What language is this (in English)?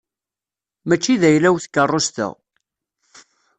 Kabyle